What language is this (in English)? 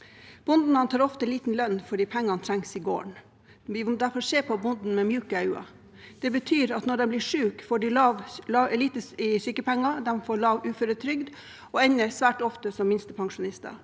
Norwegian